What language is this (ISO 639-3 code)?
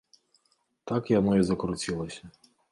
bel